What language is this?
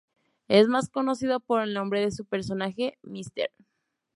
Spanish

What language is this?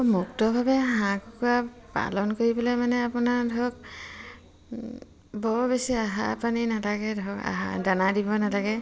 Assamese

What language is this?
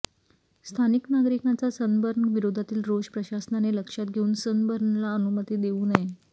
Marathi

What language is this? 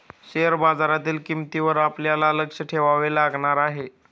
Marathi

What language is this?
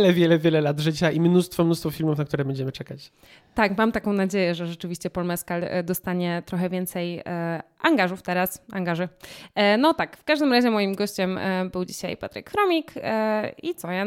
Polish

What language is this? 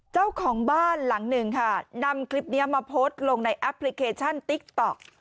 Thai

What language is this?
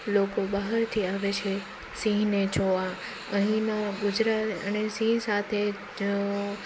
Gujarati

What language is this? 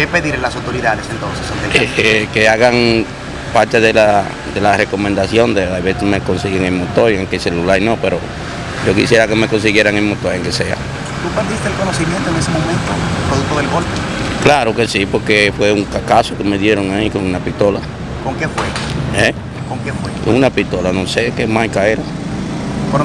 Spanish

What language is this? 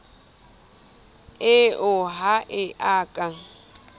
Southern Sotho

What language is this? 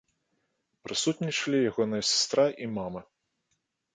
Belarusian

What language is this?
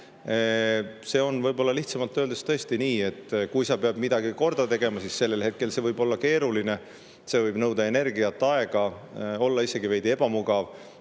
Estonian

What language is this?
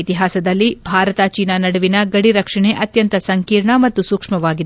Kannada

